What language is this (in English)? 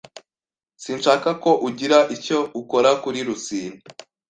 Kinyarwanda